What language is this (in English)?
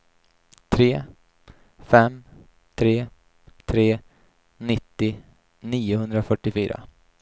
Swedish